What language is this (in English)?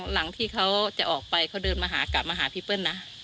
Thai